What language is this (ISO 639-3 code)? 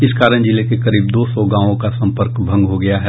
hin